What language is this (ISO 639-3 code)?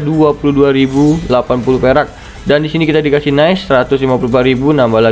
ind